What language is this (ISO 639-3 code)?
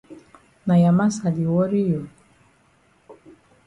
wes